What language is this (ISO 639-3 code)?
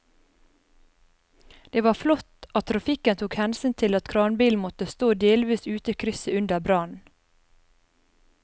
nor